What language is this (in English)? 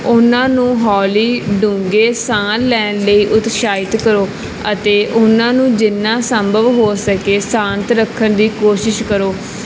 Punjabi